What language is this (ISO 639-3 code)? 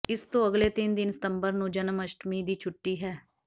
pan